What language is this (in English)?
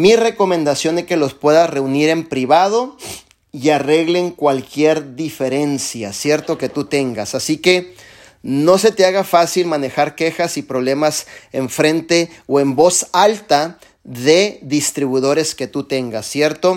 Spanish